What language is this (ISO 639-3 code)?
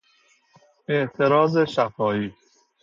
fas